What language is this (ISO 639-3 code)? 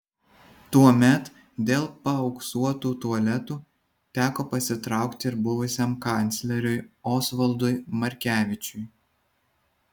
lit